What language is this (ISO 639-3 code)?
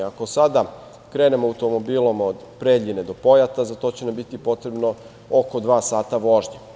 srp